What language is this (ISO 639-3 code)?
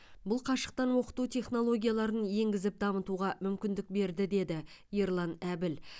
kaz